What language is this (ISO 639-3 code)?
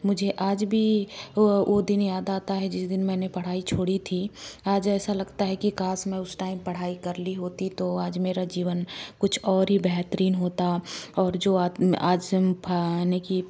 hin